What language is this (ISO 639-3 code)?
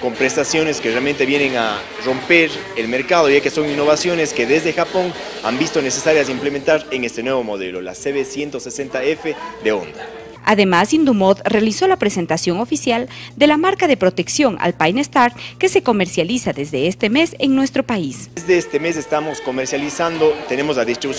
spa